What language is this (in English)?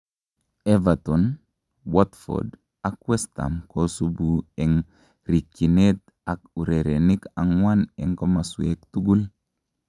Kalenjin